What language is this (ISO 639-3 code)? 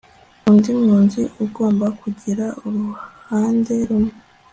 kin